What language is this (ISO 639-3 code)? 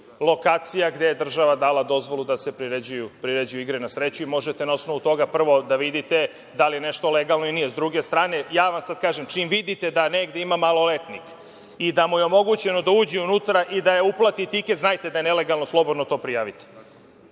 srp